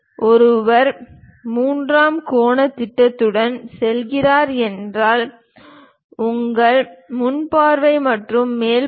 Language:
Tamil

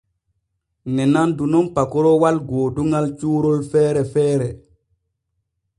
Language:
Borgu Fulfulde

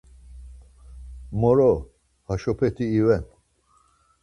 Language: Laz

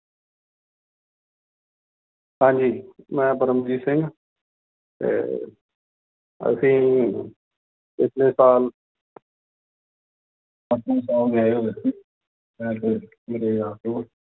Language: Punjabi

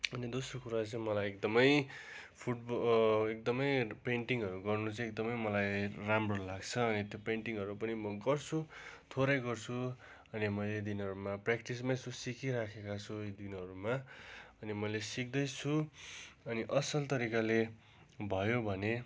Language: Nepali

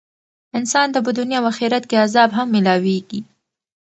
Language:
Pashto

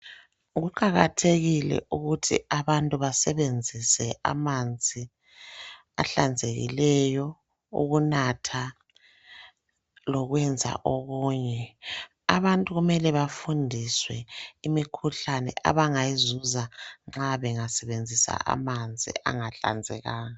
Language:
North Ndebele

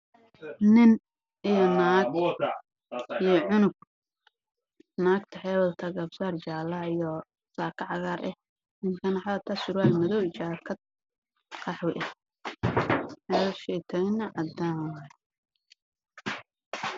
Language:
Somali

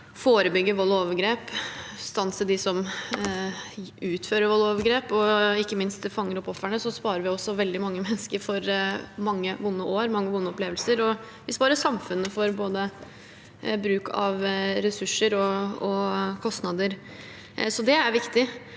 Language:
Norwegian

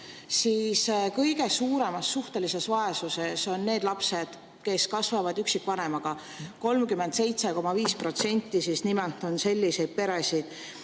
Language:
Estonian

